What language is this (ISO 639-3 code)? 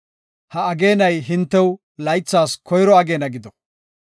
gof